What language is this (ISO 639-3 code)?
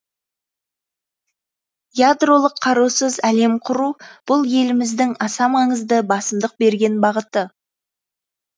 kaz